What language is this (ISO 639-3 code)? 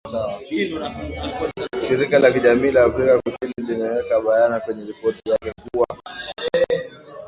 swa